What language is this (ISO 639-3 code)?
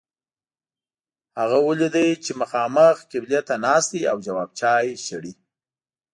pus